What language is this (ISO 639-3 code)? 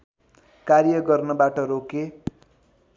nep